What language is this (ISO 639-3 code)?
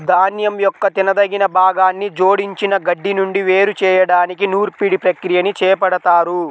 tel